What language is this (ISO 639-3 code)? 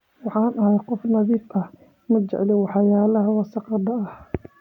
som